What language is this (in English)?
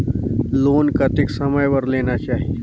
Chhattisgarhi